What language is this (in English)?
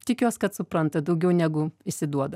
Lithuanian